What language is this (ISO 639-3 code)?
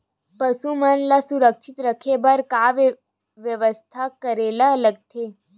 hne